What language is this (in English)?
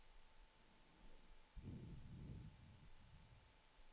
Swedish